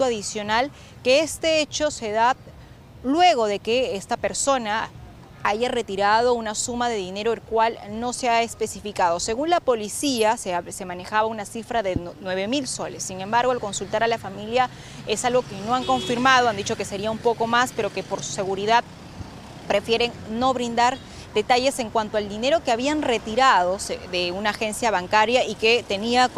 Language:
Spanish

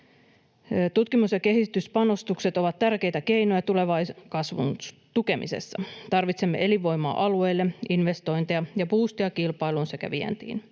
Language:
Finnish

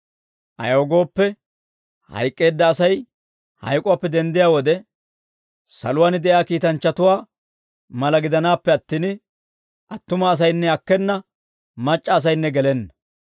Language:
Dawro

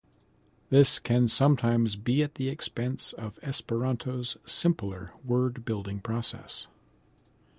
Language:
English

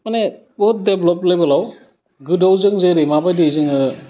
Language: Bodo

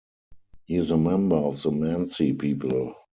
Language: English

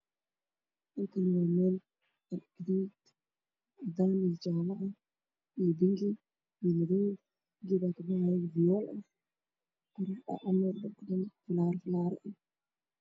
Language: Somali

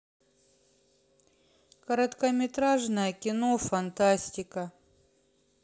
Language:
Russian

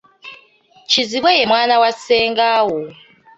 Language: Ganda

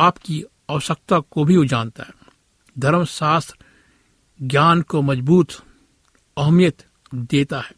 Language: Hindi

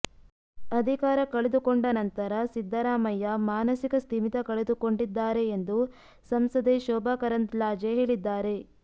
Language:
Kannada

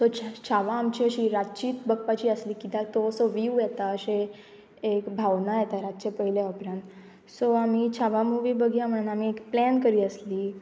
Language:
Konkani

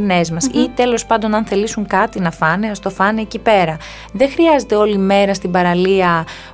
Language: Greek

